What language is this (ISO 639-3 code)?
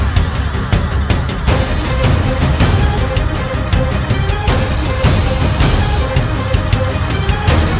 ind